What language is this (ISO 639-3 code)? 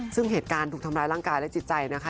tha